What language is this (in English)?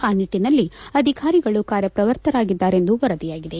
Kannada